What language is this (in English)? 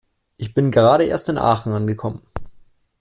German